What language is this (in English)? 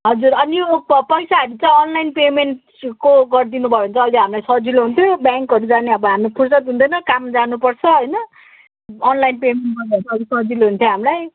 Nepali